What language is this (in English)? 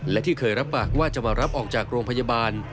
Thai